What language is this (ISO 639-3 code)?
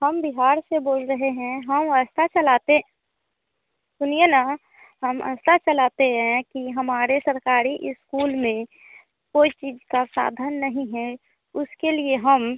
hin